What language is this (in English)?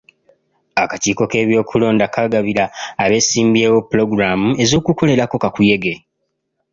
Ganda